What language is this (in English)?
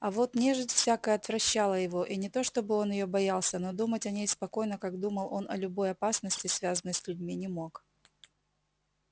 Russian